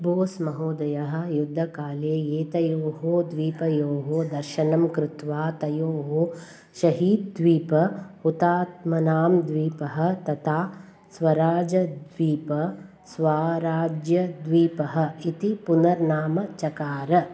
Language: Sanskrit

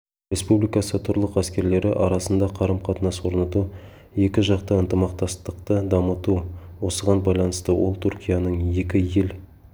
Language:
Kazakh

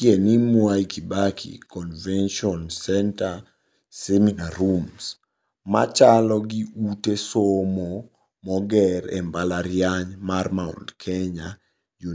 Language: Luo (Kenya and Tanzania)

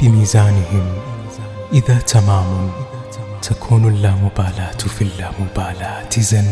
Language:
Arabic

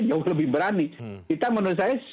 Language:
Indonesian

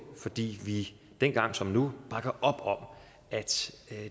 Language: Danish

